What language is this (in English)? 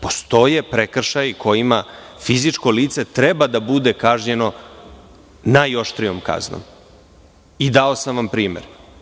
Serbian